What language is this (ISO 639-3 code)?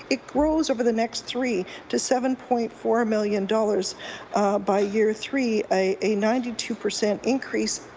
eng